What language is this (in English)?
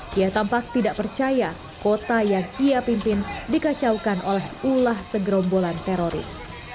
Indonesian